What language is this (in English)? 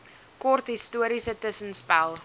Afrikaans